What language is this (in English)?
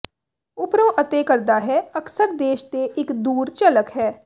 Punjabi